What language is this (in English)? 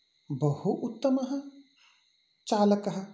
Sanskrit